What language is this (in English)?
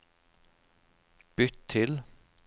Norwegian